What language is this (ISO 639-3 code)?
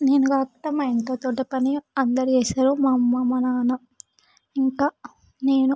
tel